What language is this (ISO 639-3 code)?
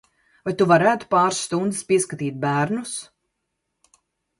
lav